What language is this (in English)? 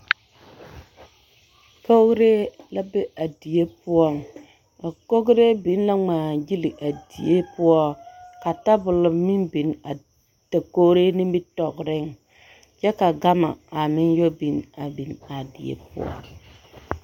Southern Dagaare